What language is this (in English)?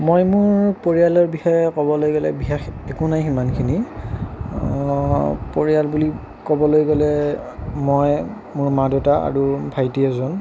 Assamese